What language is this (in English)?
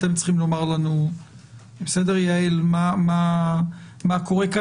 Hebrew